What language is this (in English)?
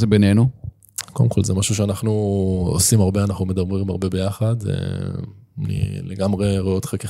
Hebrew